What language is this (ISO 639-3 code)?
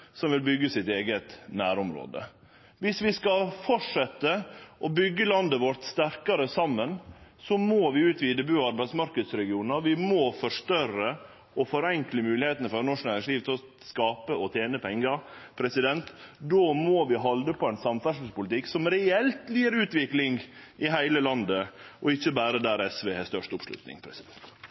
nno